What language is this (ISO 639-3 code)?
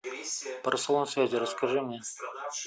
rus